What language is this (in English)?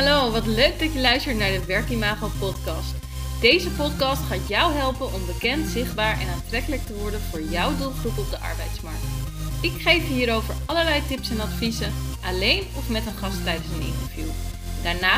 Dutch